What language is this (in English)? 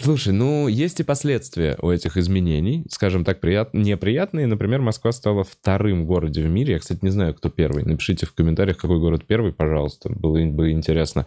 Russian